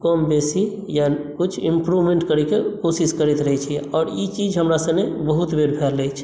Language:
Maithili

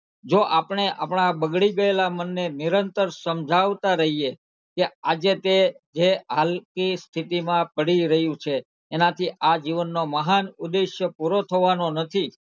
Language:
Gujarati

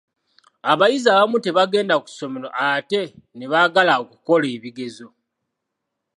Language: Ganda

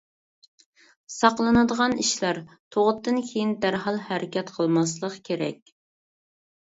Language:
Uyghur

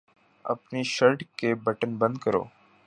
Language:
Urdu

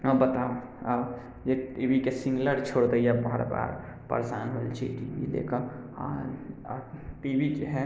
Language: Maithili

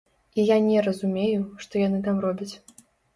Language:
Belarusian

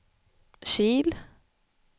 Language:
Swedish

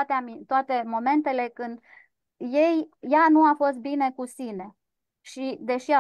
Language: Romanian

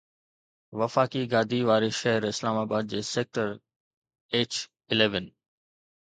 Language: Sindhi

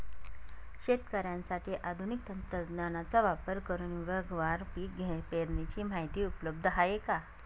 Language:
Marathi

